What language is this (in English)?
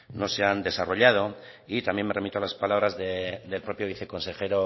Spanish